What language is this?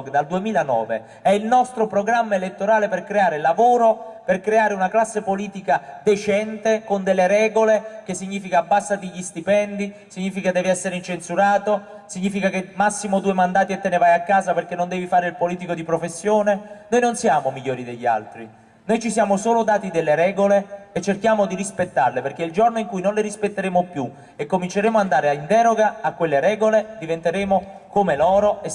Italian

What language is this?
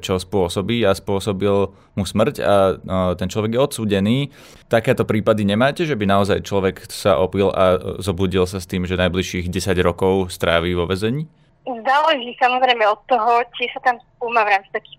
Slovak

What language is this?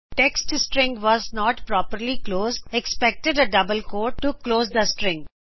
Punjabi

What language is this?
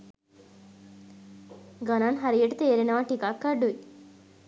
Sinhala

